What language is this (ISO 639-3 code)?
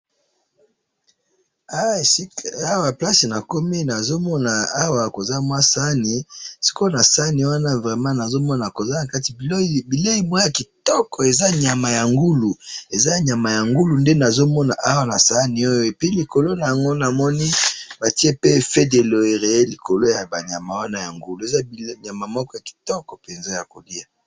lin